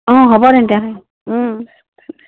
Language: Assamese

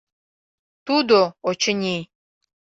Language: Mari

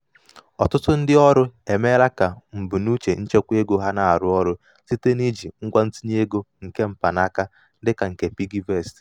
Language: Igbo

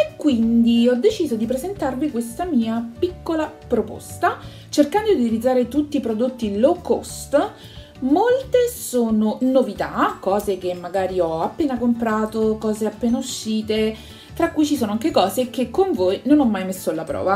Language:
Italian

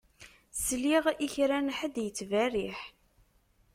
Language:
Kabyle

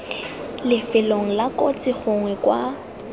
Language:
Tswana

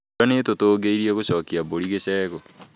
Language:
Kikuyu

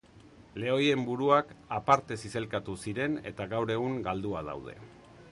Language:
Basque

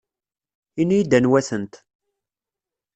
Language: Kabyle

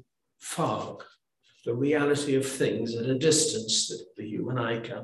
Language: English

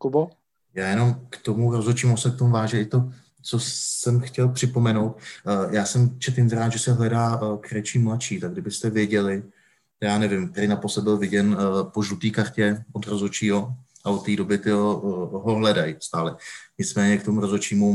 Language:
Czech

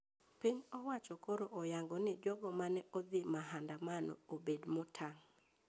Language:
Luo (Kenya and Tanzania)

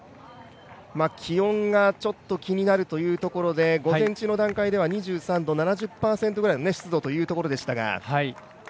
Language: Japanese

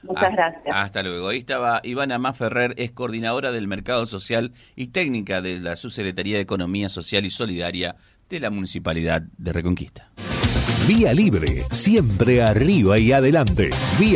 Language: Spanish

